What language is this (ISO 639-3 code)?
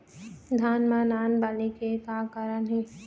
hne